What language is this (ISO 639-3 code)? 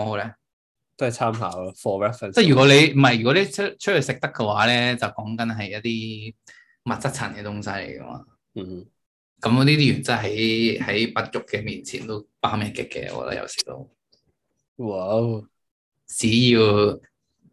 zho